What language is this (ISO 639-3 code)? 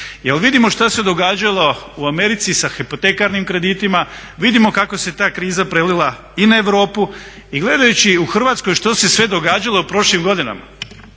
hrv